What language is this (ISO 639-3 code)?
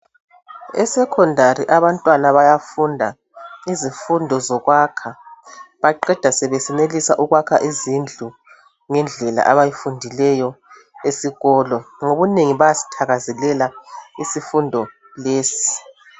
nde